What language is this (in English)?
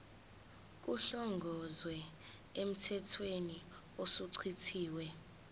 Zulu